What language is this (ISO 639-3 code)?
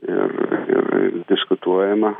lit